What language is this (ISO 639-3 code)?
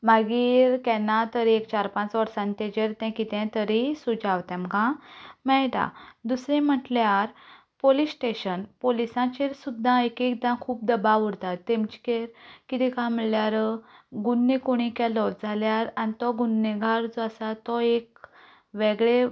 kok